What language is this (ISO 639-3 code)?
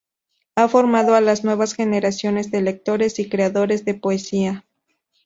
spa